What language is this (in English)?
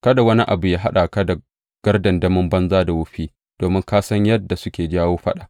Hausa